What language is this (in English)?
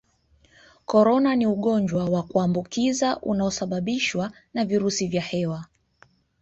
Swahili